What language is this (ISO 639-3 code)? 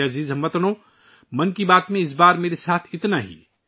urd